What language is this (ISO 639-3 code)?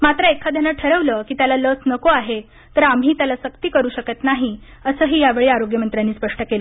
mar